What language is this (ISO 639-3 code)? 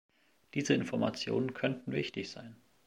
deu